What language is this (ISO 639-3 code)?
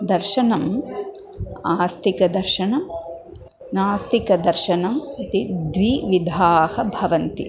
san